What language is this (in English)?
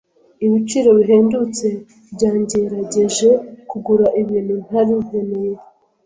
Kinyarwanda